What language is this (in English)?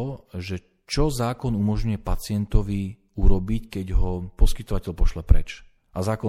Slovak